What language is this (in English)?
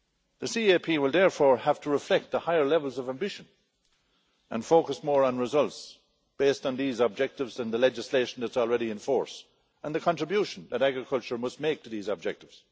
English